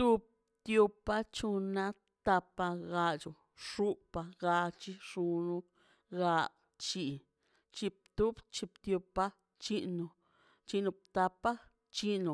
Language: Mazaltepec Zapotec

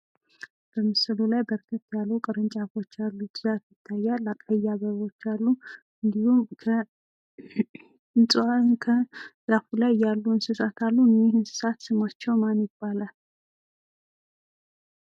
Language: Amharic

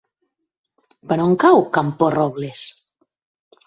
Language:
Catalan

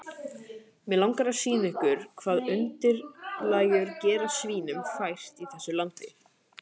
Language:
Icelandic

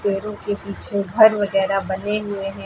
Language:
Hindi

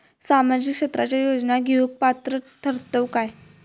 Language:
Marathi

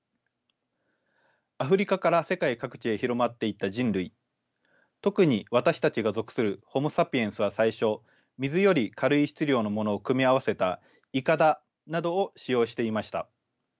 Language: Japanese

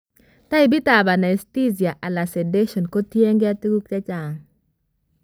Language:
Kalenjin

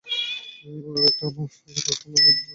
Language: Bangla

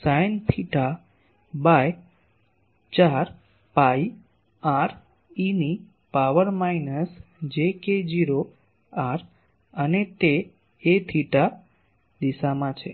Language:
Gujarati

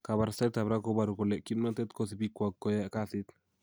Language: Kalenjin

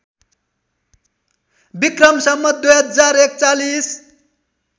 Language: Nepali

